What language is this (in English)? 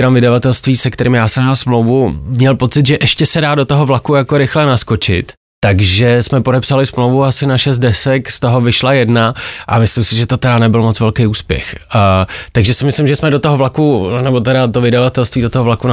Czech